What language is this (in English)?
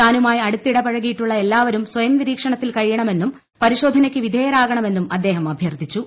Malayalam